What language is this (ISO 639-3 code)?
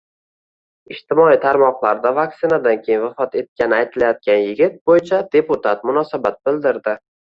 uzb